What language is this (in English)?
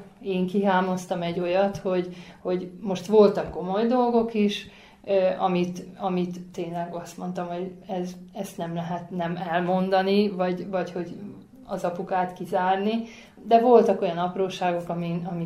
Hungarian